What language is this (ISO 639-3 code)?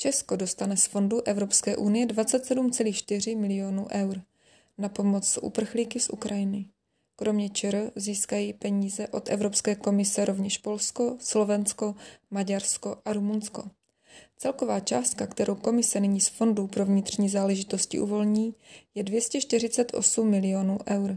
ces